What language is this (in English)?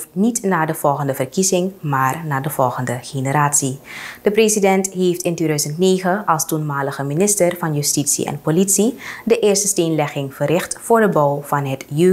Dutch